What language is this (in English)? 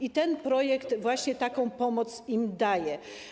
Polish